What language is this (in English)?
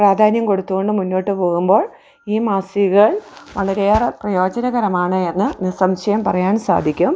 Malayalam